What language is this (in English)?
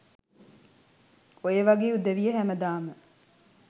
Sinhala